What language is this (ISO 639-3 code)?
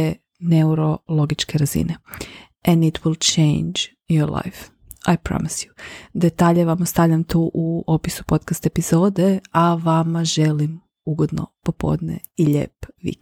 hrv